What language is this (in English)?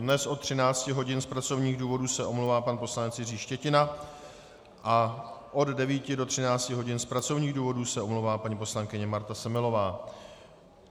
Czech